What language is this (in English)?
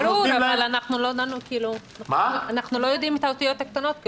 Hebrew